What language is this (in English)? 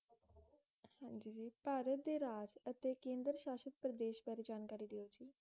Punjabi